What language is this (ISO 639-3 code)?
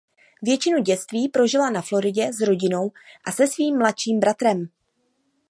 ces